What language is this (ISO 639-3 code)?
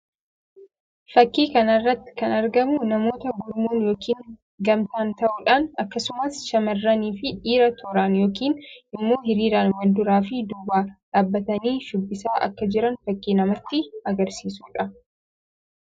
orm